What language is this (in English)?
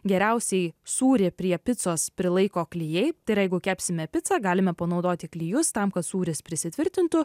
Lithuanian